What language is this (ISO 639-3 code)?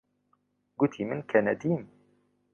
ckb